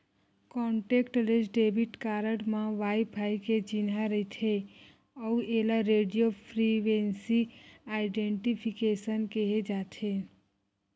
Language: Chhattisgarhi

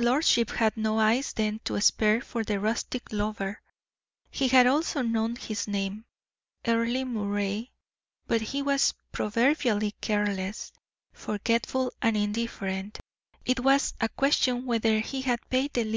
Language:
English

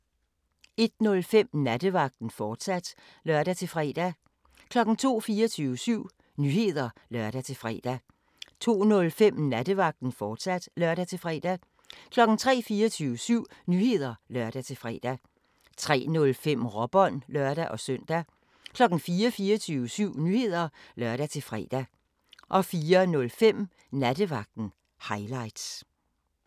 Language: Danish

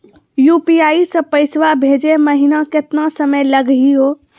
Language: Magahi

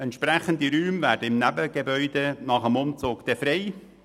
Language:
Swiss German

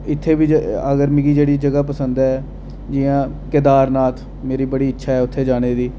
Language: Dogri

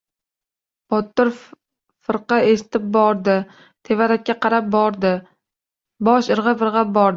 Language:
Uzbek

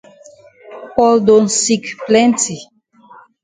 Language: Cameroon Pidgin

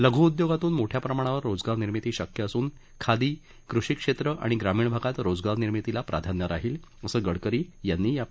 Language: Marathi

